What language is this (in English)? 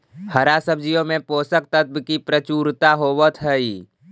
Magahi